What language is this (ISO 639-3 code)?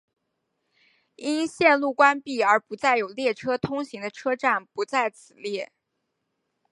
zho